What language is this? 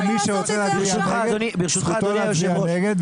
Hebrew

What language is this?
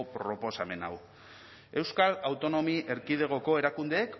Basque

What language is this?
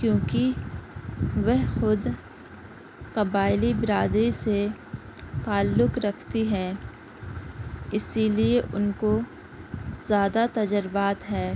Urdu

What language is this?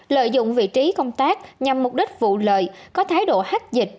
Vietnamese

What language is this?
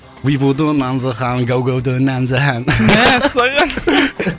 Kazakh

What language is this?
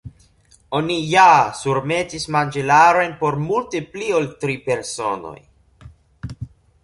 Esperanto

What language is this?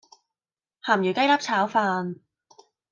Cantonese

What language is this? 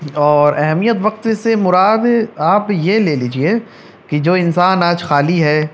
Urdu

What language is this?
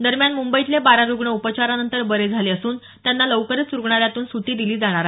Marathi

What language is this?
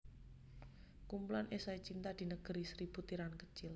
Javanese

